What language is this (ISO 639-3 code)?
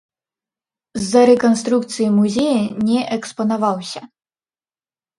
bel